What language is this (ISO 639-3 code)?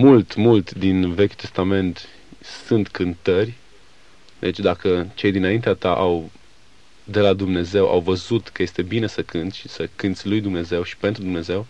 ron